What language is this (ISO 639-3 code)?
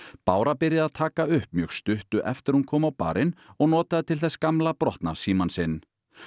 isl